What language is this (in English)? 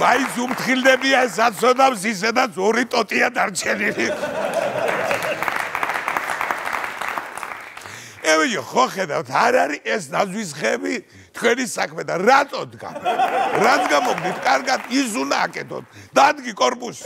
Arabic